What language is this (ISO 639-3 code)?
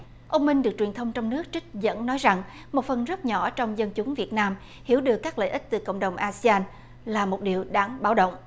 vie